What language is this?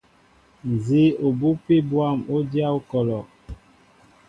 Mbo (Cameroon)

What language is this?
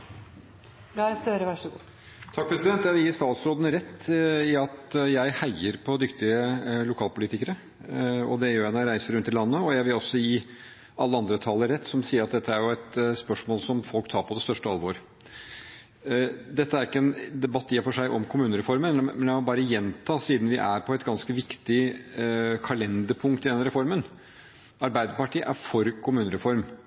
Norwegian Bokmål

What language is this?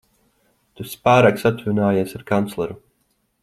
Latvian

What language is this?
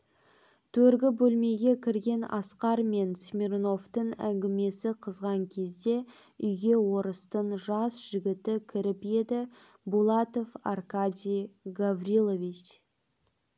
Kazakh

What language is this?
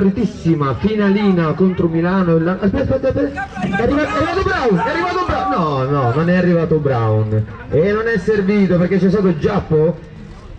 Italian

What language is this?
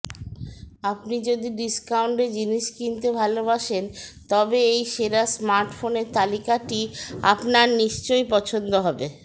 Bangla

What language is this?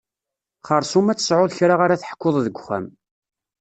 Kabyle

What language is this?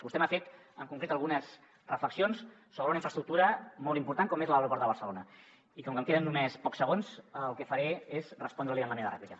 Catalan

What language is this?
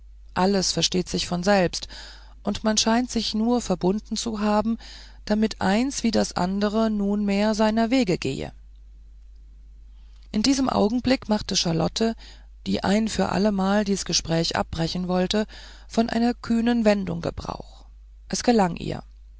German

